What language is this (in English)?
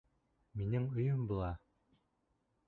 Bashkir